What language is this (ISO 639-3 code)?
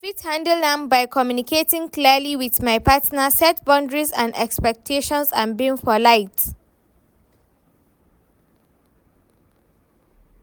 pcm